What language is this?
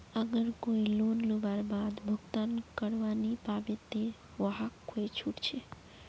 Magahi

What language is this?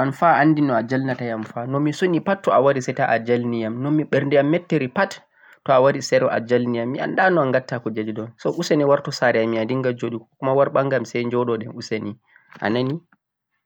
Central-Eastern Niger Fulfulde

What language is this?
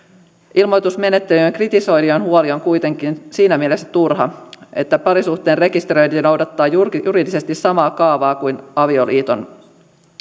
Finnish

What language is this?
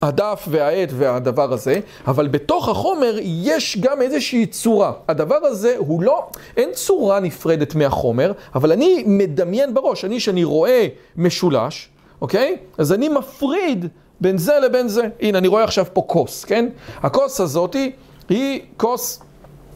Hebrew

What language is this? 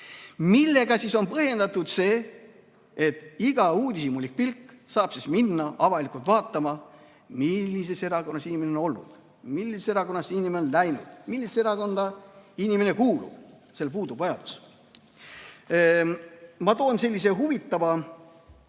Estonian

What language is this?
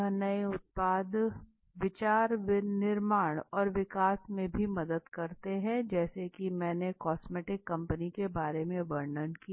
Hindi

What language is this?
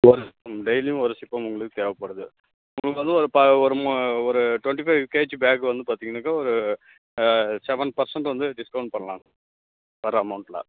Tamil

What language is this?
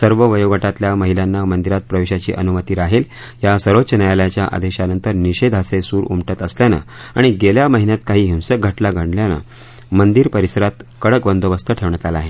Marathi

